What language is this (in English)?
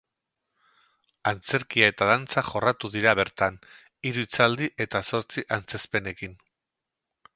Basque